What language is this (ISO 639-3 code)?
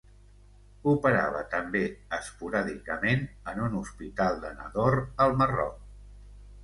cat